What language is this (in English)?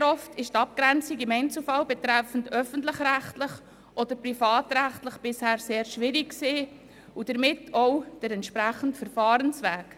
Swiss German